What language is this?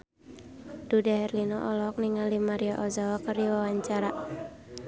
Sundanese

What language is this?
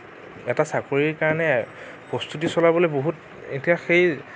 Assamese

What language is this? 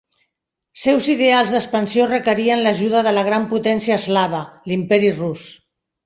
Catalan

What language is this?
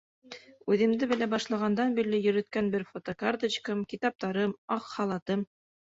Bashkir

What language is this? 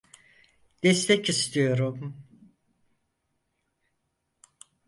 Turkish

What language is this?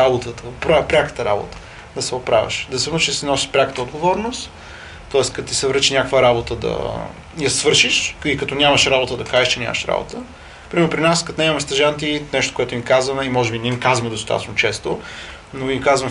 Bulgarian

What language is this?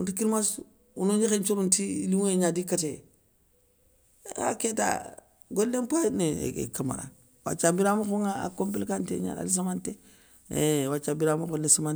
Soninke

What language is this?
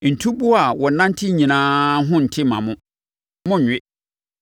Akan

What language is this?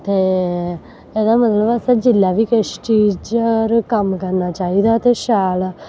Dogri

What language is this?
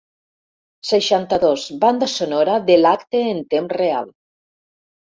Catalan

